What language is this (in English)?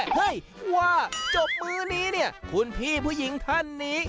Thai